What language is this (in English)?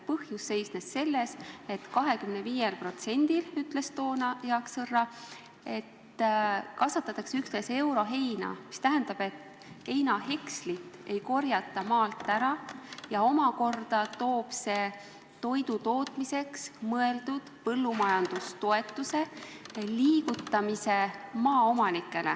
Estonian